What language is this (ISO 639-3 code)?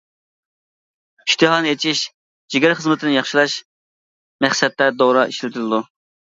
uig